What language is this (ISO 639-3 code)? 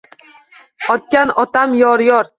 uzb